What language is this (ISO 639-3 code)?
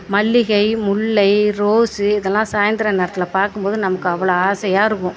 tam